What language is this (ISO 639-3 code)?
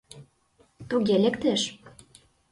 chm